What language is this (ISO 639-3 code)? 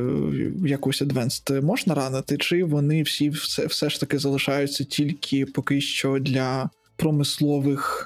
ukr